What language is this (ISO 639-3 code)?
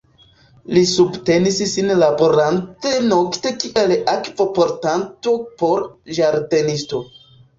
epo